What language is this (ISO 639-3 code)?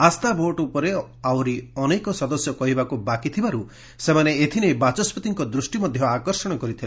ori